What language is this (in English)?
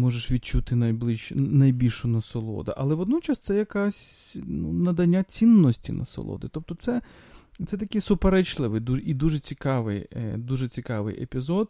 Ukrainian